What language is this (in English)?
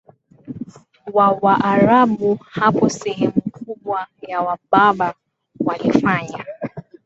Swahili